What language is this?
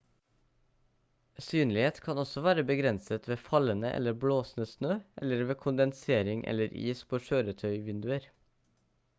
Norwegian Bokmål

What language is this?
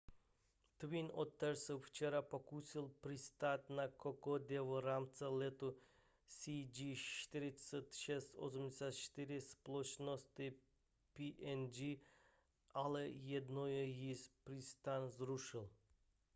Czech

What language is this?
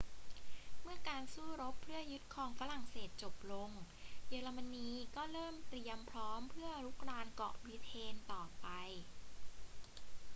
Thai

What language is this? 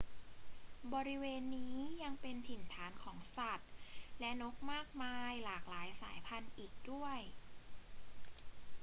Thai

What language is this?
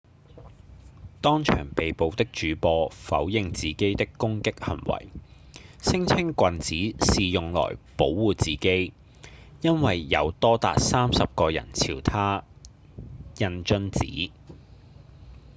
Cantonese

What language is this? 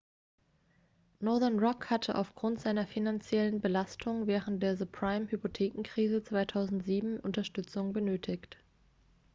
German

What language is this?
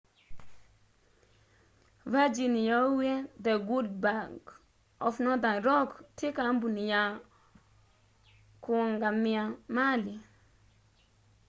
Kamba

